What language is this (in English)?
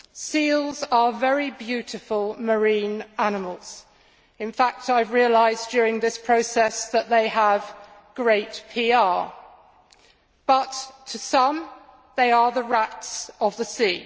English